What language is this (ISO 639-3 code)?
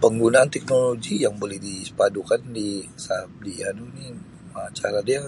msi